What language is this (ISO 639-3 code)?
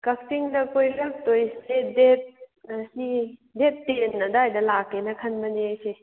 mni